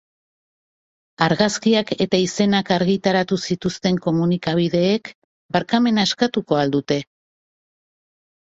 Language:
Basque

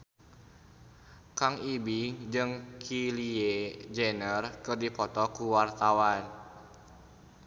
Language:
Sundanese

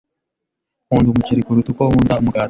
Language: Kinyarwanda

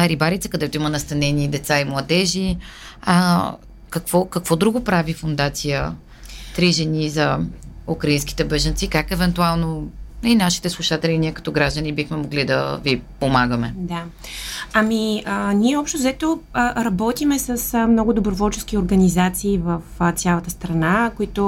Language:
Bulgarian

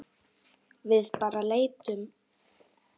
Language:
Icelandic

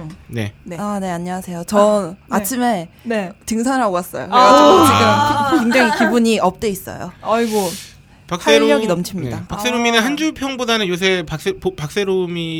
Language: Korean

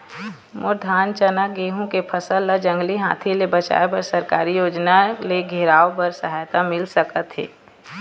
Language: Chhattisgarhi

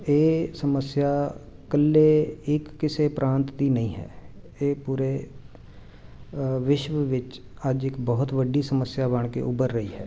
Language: Punjabi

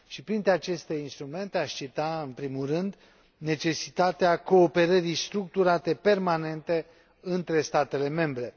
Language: Romanian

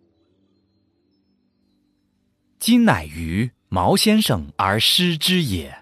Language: Chinese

